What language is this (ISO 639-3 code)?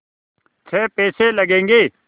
hin